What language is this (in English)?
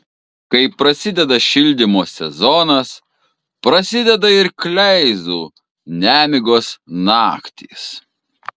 Lithuanian